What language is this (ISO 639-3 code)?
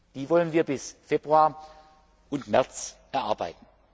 deu